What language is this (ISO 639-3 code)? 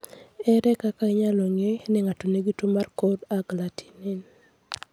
luo